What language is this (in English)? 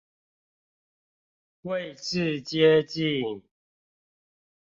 Chinese